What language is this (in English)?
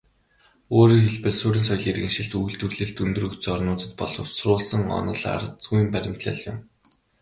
Mongolian